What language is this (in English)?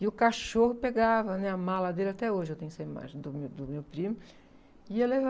Portuguese